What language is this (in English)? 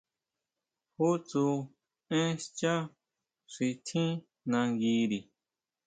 Huautla Mazatec